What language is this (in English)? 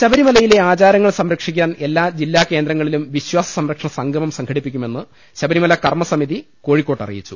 Malayalam